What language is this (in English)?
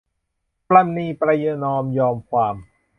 Thai